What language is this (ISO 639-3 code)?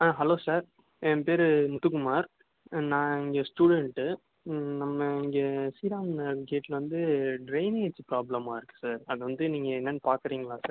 tam